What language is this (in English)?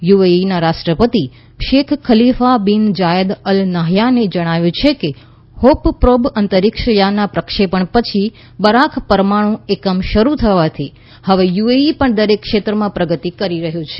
Gujarati